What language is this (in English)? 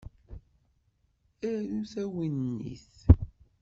Kabyle